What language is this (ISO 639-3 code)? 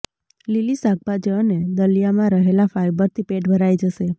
guj